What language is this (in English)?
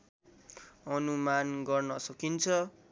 Nepali